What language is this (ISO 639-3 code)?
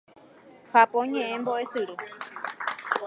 grn